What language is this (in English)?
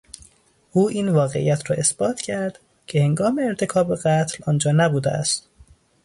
Persian